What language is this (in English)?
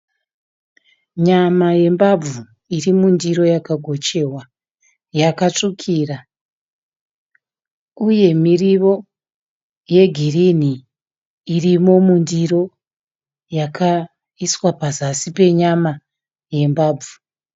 Shona